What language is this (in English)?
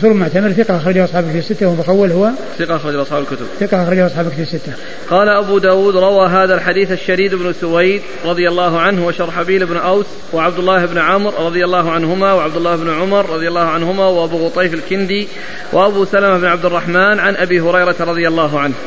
Arabic